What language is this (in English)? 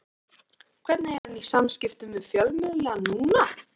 Icelandic